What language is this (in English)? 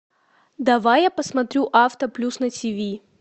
Russian